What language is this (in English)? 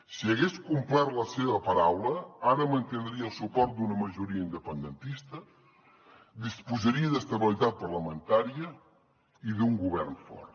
Catalan